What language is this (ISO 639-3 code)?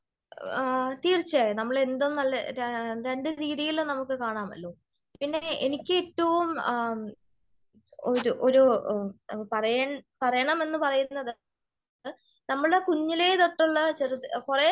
mal